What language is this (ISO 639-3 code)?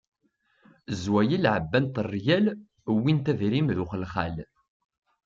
kab